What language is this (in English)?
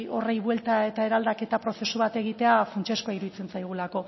Basque